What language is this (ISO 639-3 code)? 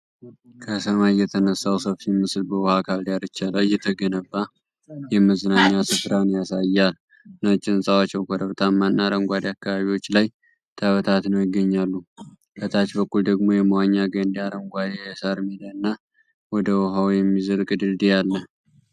amh